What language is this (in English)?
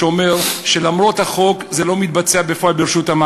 Hebrew